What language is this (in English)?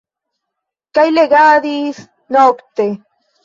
Esperanto